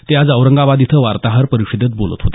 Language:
Marathi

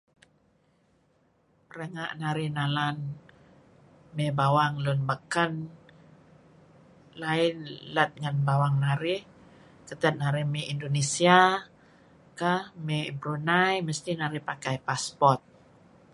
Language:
Kelabit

